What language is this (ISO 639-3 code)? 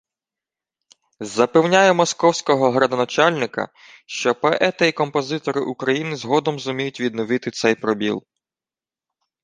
ukr